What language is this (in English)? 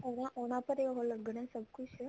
Punjabi